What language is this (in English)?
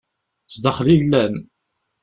Kabyle